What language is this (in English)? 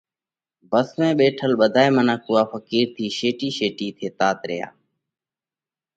Parkari Koli